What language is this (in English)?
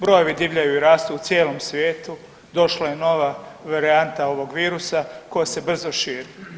Croatian